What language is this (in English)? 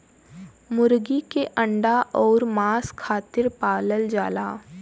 Bhojpuri